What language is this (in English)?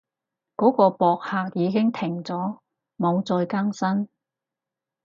Cantonese